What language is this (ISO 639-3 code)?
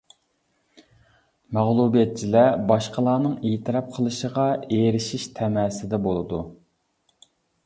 uig